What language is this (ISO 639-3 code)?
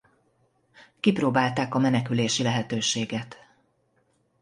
hun